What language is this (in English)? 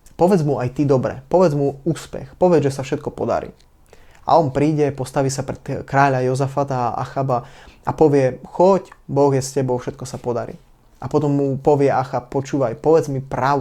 Slovak